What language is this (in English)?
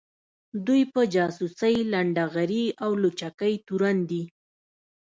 Pashto